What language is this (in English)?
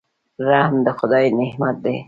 Pashto